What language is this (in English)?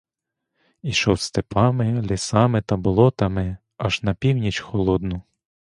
Ukrainian